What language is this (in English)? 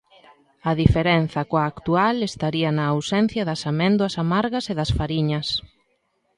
Galician